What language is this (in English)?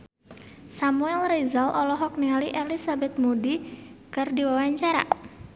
Sundanese